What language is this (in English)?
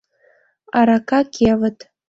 Mari